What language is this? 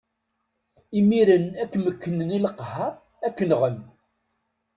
Kabyle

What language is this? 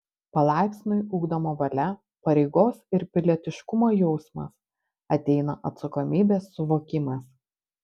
Lithuanian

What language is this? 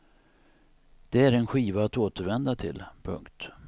Swedish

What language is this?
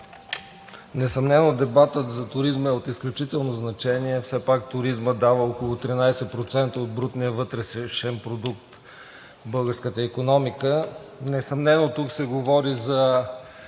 Bulgarian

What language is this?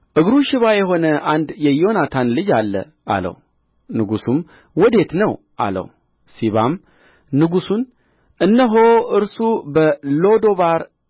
Amharic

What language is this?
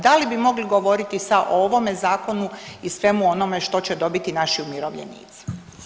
Croatian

